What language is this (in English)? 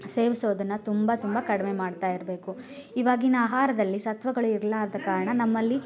Kannada